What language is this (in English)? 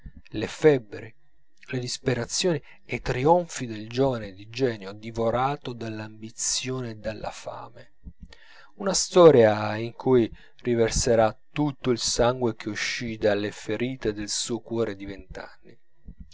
Italian